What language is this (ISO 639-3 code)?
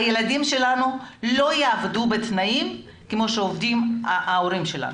heb